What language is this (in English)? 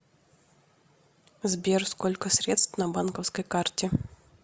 Russian